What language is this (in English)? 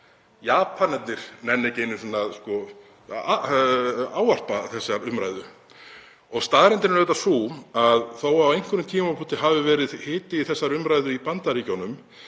Icelandic